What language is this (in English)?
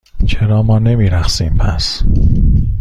Persian